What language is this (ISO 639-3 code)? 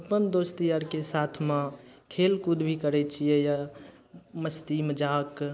mai